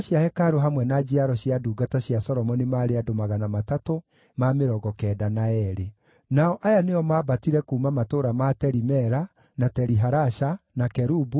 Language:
Kikuyu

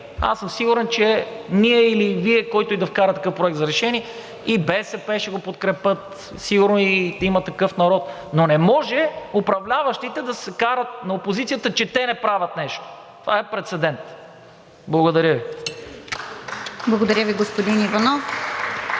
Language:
Bulgarian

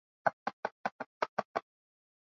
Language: Swahili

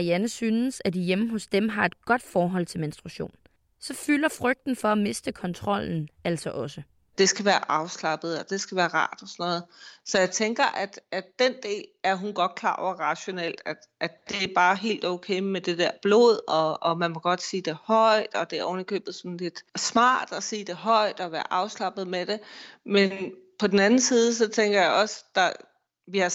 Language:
Danish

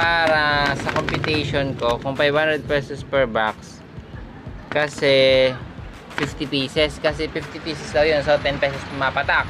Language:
Filipino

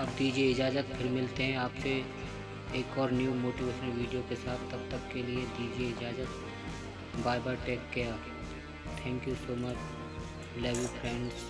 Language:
Hindi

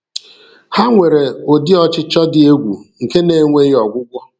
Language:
Igbo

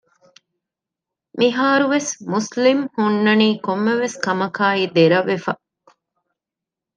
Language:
Divehi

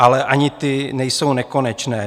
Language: Czech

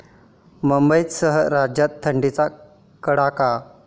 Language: Marathi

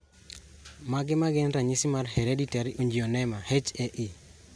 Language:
Luo (Kenya and Tanzania)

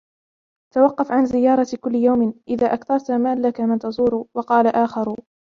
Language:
Arabic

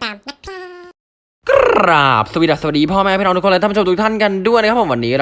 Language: Thai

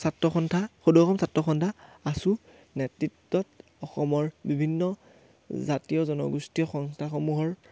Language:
Assamese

